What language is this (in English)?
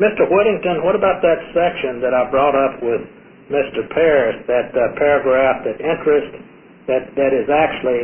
English